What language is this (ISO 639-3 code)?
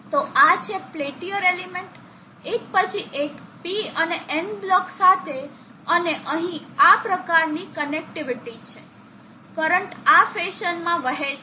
guj